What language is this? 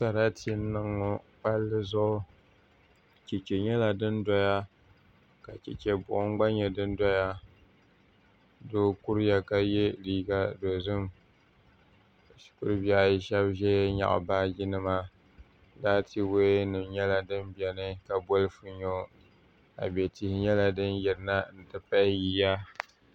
Dagbani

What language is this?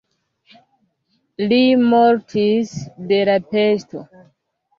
Esperanto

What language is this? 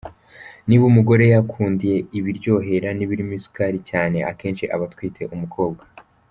Kinyarwanda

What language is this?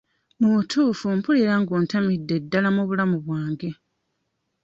Ganda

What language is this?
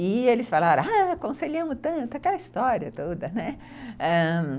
Portuguese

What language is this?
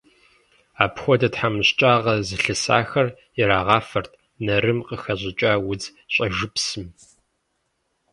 Kabardian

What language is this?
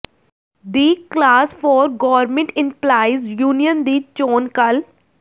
Punjabi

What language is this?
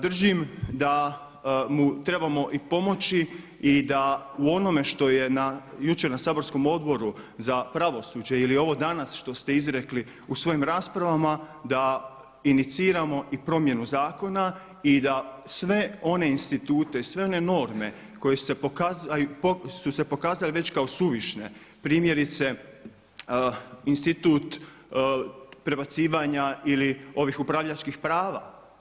Croatian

